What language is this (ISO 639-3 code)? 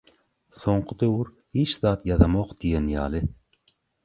tuk